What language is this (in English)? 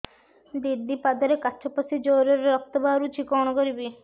Odia